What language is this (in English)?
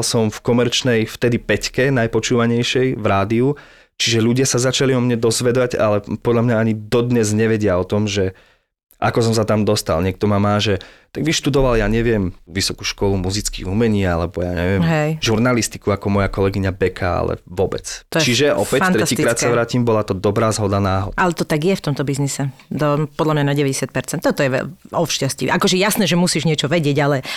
Slovak